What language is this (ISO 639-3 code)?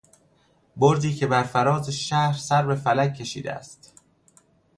fas